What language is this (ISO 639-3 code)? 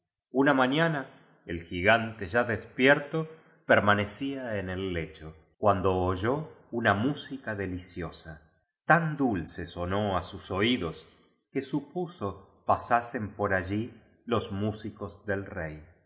spa